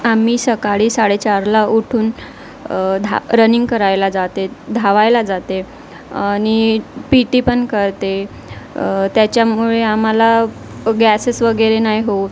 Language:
Marathi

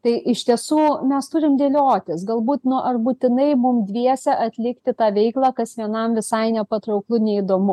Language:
Lithuanian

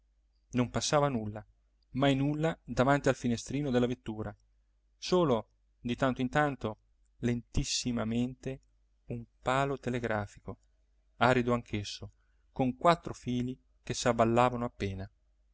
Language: Italian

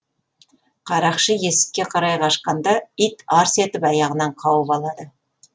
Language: Kazakh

